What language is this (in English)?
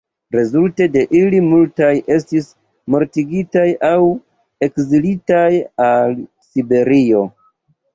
Esperanto